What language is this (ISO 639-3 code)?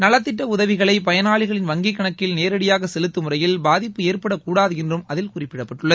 tam